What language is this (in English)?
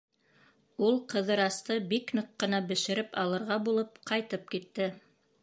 Bashkir